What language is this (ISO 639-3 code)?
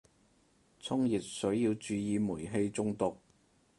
yue